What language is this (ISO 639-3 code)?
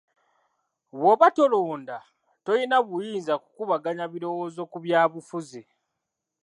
lug